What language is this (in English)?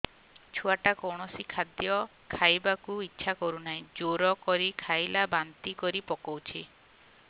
Odia